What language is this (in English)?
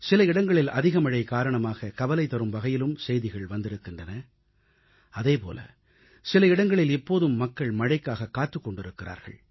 Tamil